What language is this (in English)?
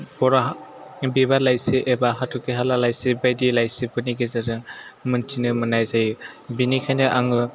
Bodo